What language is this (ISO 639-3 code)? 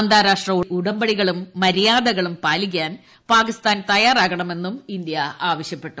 mal